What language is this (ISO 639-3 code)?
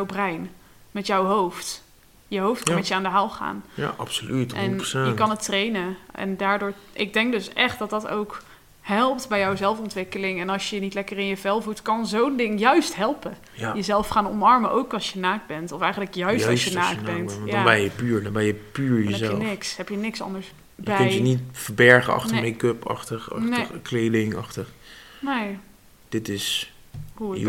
nld